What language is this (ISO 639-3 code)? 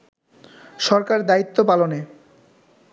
ben